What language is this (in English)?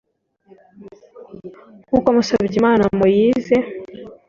Kinyarwanda